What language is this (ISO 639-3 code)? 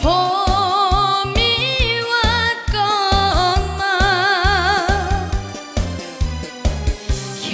ron